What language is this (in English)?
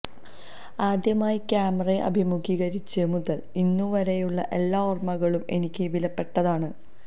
Malayalam